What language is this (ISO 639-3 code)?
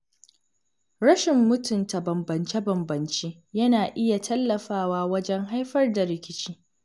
hau